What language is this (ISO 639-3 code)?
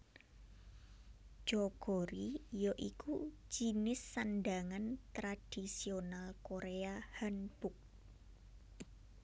jav